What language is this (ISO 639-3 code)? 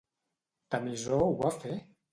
cat